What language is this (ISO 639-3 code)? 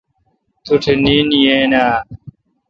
xka